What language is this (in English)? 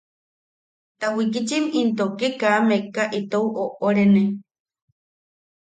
Yaqui